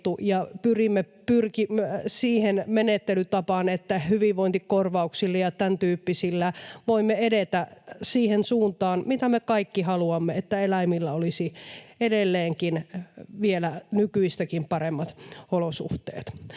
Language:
Finnish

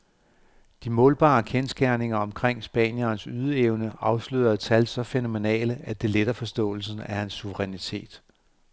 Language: Danish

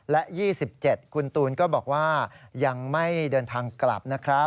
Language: Thai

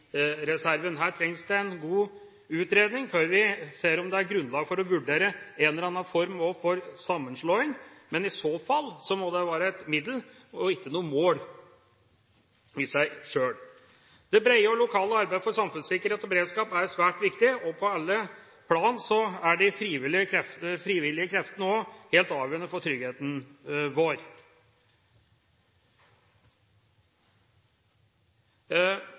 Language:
Norwegian Bokmål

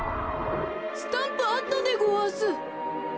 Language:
Japanese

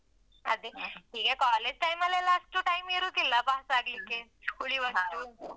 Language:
Kannada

